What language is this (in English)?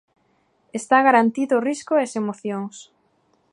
Galician